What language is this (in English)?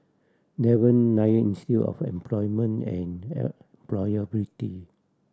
English